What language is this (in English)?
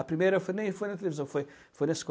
Portuguese